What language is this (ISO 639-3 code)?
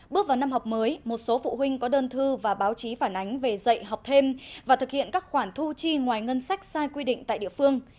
vie